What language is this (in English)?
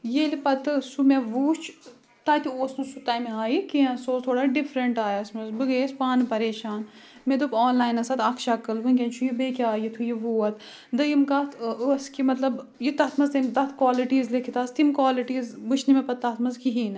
Kashmiri